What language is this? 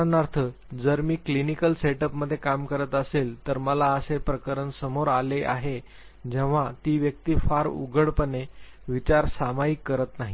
Marathi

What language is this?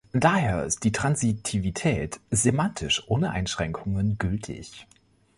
German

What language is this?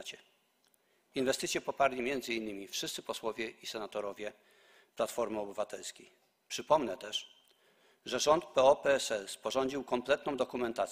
Polish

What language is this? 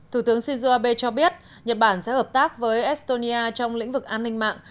Vietnamese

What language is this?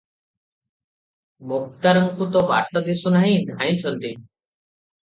Odia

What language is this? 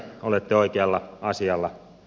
Finnish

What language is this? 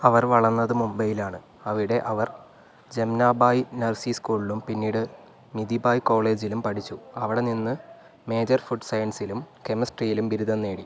Malayalam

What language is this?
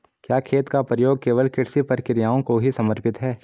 Hindi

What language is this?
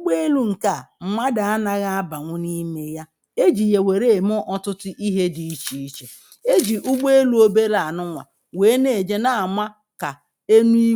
Igbo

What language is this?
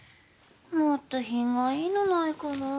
Japanese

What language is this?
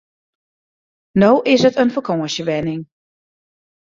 Western Frisian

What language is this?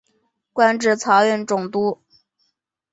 Chinese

